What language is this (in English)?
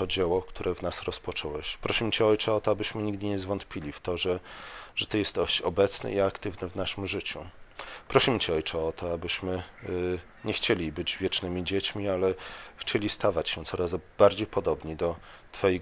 Polish